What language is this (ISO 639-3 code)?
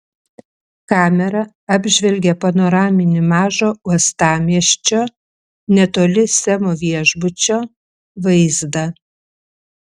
lit